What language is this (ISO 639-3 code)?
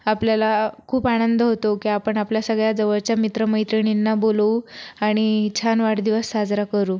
mar